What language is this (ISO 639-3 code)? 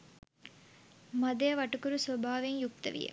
sin